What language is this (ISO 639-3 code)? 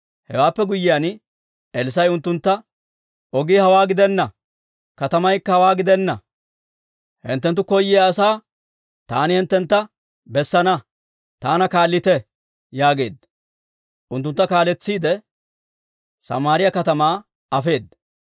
dwr